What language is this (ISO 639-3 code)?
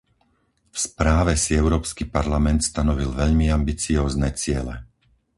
slk